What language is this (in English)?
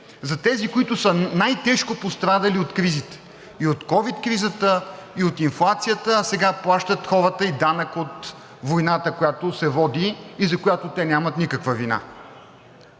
Bulgarian